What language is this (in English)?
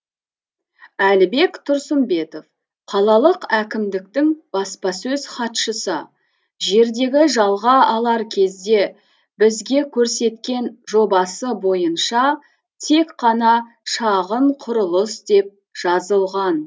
Kazakh